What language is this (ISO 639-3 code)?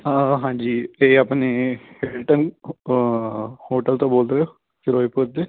pan